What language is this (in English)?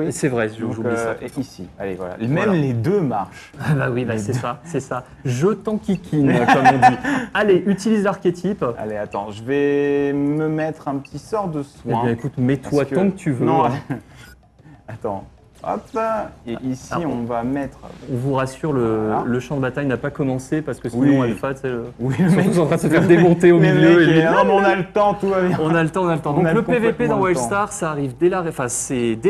French